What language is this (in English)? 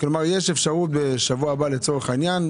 Hebrew